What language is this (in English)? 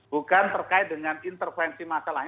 Indonesian